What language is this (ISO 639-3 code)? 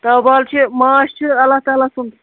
kas